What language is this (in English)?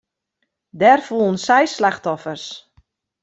Western Frisian